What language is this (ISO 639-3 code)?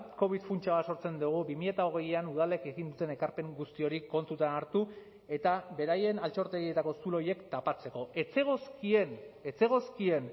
eus